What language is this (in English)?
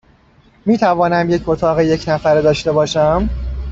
Persian